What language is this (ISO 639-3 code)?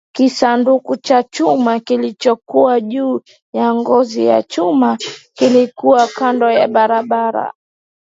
swa